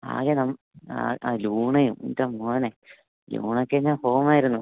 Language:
Malayalam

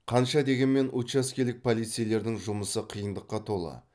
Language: Kazakh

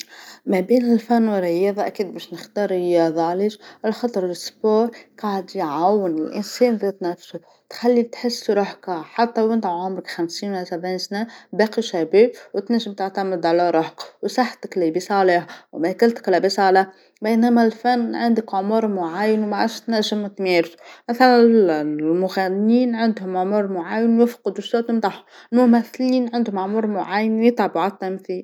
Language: Tunisian Arabic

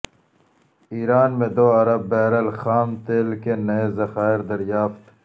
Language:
Urdu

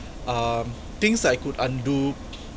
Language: English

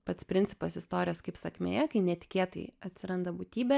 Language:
Lithuanian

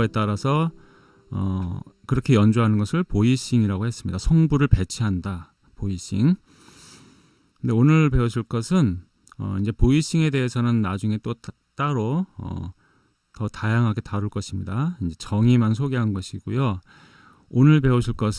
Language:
Korean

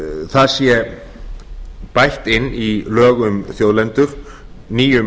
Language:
Icelandic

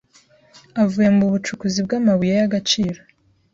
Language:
Kinyarwanda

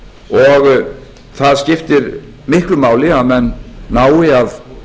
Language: Icelandic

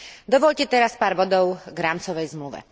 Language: Slovak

